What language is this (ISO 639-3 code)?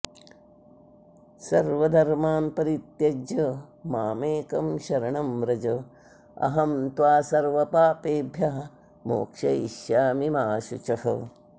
san